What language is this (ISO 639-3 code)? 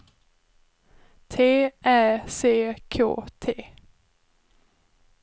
swe